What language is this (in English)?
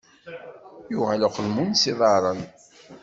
Kabyle